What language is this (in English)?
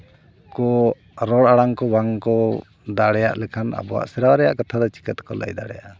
Santali